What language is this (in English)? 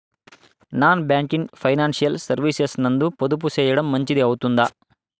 Telugu